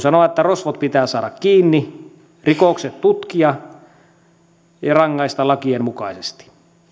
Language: Finnish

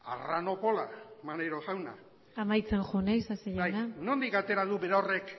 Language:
Basque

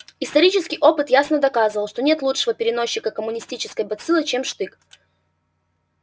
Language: Russian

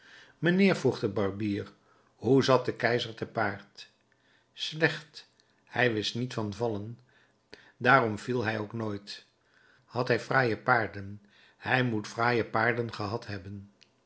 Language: Dutch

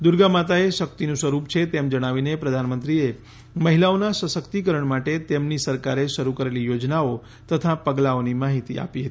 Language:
Gujarati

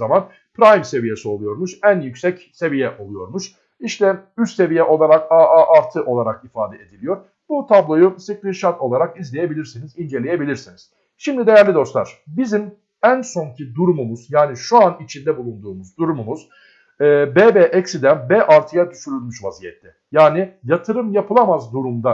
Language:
Turkish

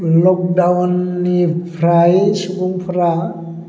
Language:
Bodo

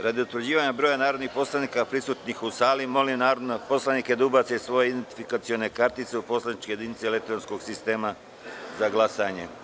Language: Serbian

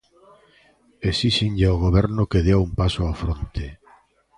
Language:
Galician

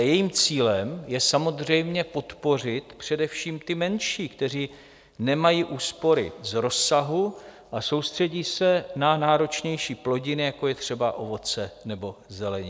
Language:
Czech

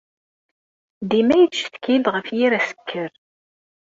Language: Kabyle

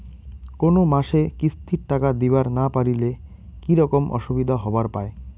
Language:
Bangla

